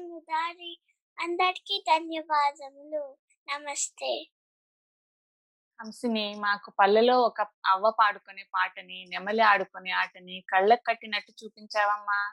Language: Telugu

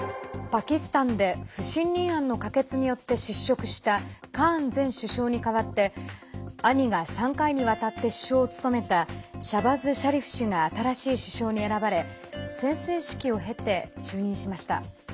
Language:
Japanese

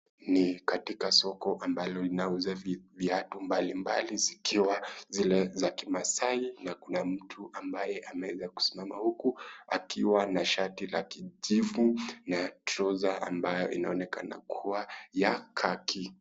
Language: Swahili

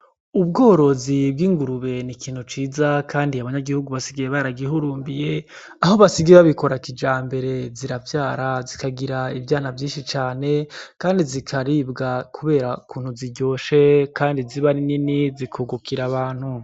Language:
Rundi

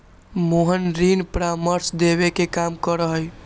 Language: Magahi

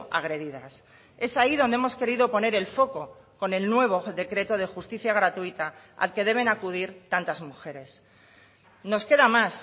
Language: Spanish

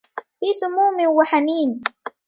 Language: Arabic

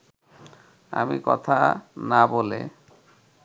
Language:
Bangla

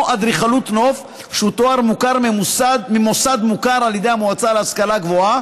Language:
Hebrew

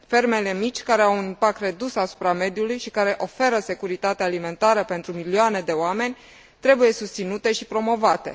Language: Romanian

